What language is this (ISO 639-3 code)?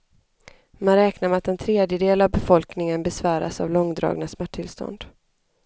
swe